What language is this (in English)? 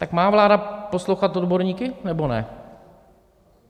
Czech